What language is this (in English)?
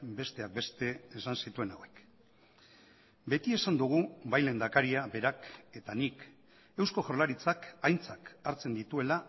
Basque